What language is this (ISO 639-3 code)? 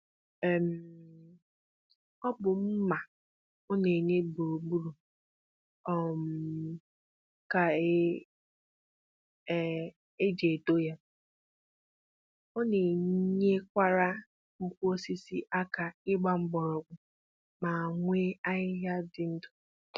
ibo